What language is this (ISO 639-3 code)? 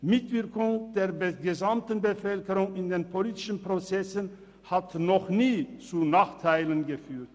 gsw